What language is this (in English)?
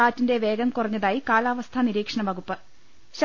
Malayalam